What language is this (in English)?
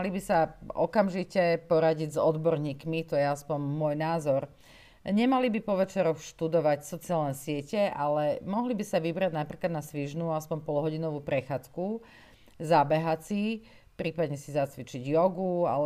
Slovak